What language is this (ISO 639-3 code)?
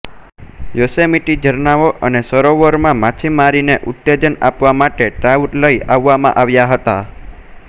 guj